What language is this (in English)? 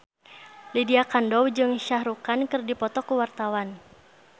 Sundanese